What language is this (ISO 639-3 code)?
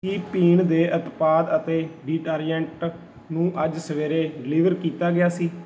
pan